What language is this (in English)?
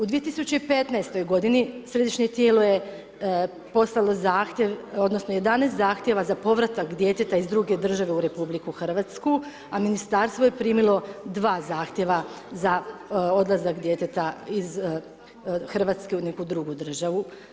Croatian